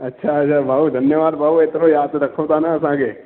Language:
Sindhi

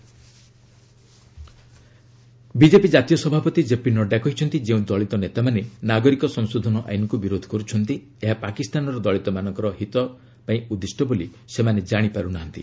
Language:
Odia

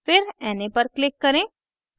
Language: Hindi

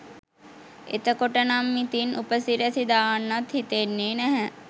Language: Sinhala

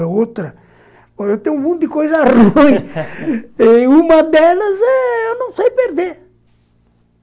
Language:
Portuguese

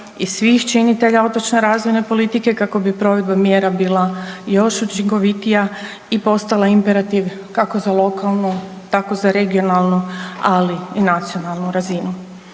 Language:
Croatian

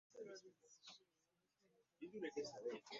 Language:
Ganda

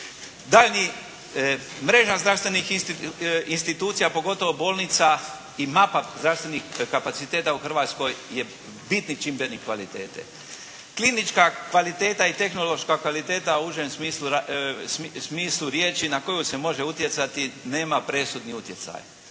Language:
Croatian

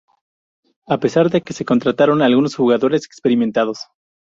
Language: Spanish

